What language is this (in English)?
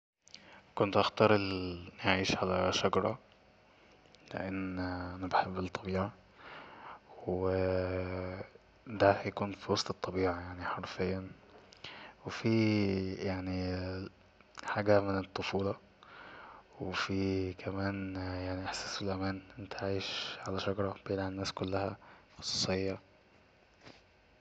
Egyptian Arabic